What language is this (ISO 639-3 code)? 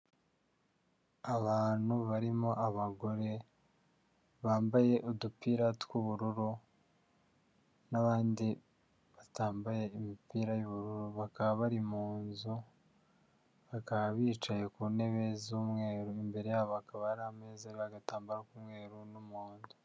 kin